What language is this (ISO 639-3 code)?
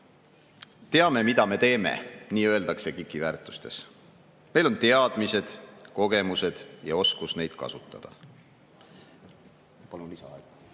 est